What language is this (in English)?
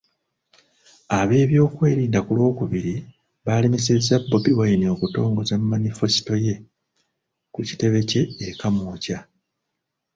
Ganda